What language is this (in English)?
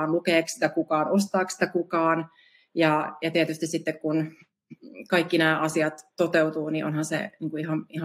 Finnish